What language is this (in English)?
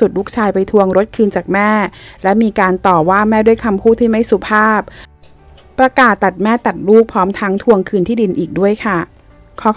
Thai